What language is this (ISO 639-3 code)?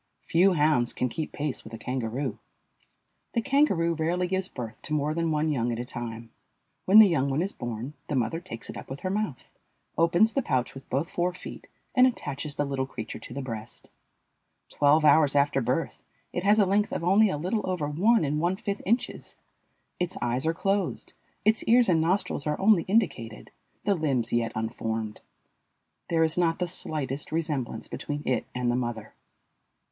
eng